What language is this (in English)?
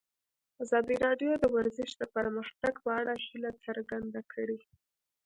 Pashto